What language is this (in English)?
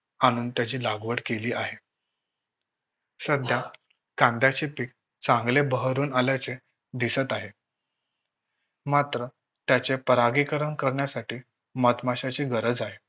Marathi